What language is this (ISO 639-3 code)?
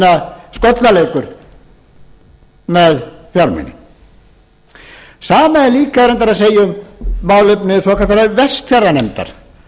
isl